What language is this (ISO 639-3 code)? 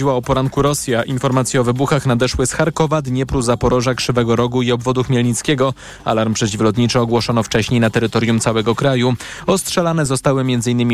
pol